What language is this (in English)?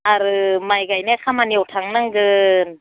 Bodo